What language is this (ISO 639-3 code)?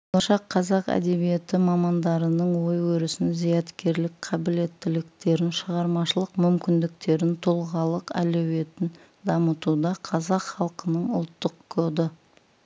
kaz